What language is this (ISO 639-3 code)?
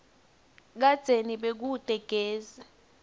ssw